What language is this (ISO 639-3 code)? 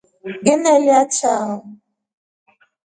rof